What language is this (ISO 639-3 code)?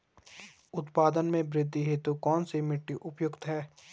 hin